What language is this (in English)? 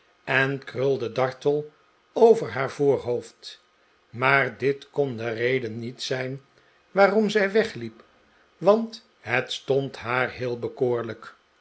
Dutch